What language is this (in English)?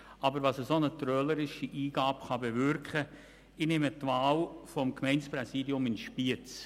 Swiss German